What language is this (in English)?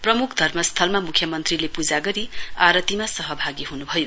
Nepali